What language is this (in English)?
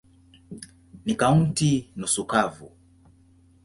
Swahili